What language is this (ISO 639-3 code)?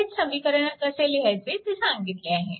mar